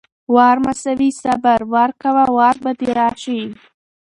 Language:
Pashto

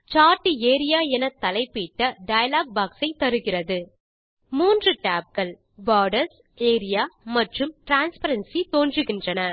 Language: Tamil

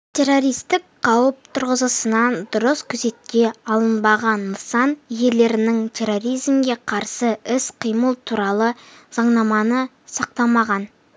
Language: Kazakh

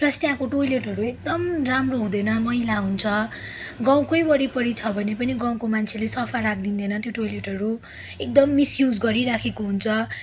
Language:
Nepali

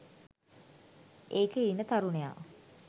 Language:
Sinhala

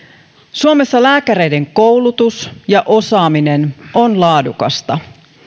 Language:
Finnish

